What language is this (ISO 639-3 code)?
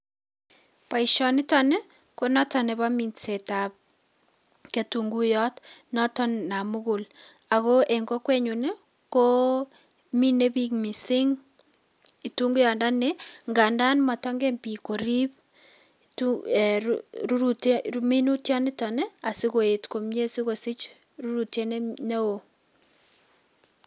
kln